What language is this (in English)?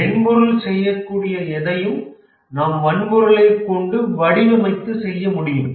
Tamil